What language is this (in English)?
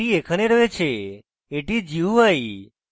Bangla